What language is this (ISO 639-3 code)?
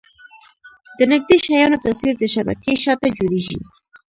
pus